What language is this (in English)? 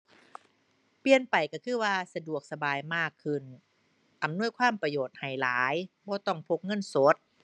Thai